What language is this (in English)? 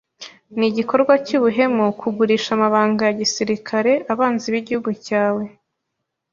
Kinyarwanda